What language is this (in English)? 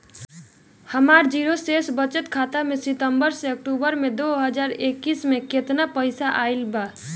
Bhojpuri